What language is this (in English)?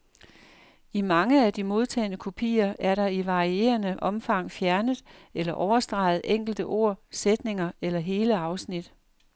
Danish